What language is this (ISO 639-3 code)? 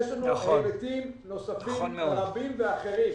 heb